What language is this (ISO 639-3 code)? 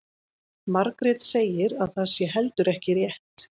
isl